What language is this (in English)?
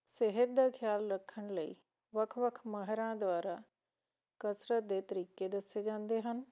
Punjabi